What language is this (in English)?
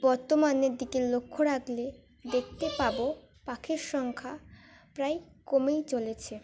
Bangla